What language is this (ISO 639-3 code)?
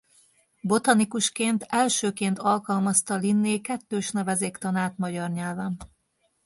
hun